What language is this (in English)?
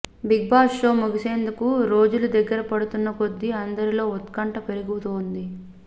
Telugu